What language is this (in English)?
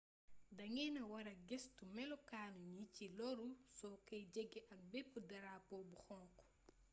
Wolof